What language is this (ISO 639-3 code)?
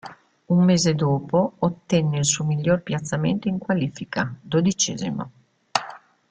ita